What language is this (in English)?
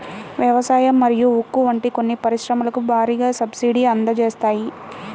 Telugu